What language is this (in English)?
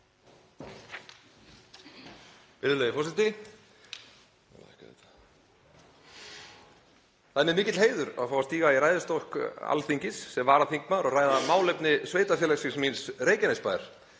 Icelandic